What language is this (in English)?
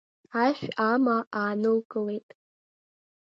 Abkhazian